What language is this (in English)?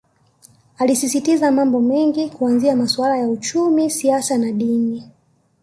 Swahili